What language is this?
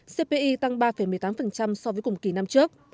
Vietnamese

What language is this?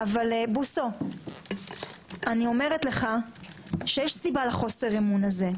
Hebrew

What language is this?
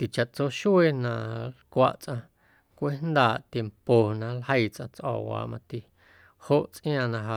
Guerrero Amuzgo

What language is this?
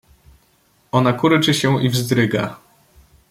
Polish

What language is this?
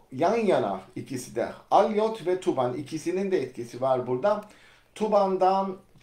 Turkish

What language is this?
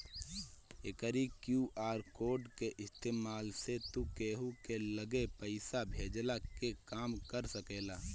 Bhojpuri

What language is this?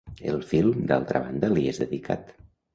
Catalan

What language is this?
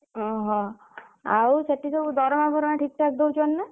Odia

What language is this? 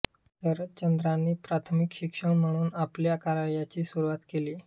Marathi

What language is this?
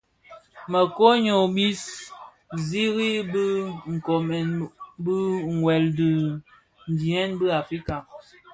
Bafia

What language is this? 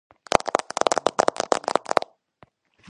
Georgian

